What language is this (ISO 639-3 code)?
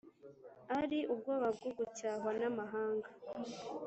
kin